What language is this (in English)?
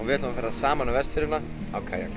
Icelandic